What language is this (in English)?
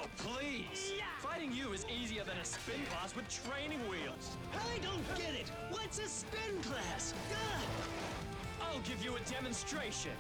English